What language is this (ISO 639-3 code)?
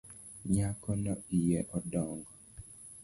luo